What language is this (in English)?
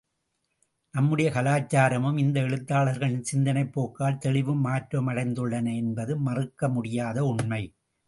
Tamil